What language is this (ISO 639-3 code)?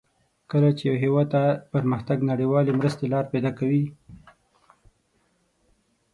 pus